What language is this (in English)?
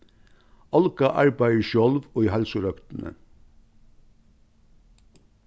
Faroese